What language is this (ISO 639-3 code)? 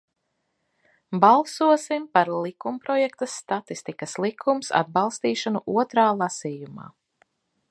lav